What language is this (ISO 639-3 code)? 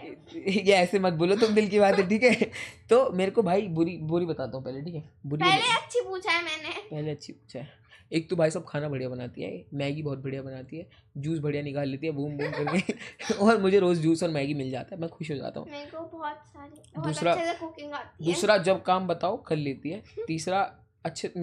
hin